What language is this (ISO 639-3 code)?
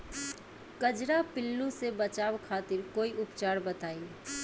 bho